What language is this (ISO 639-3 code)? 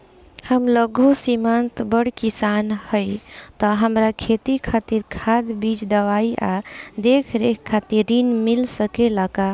bho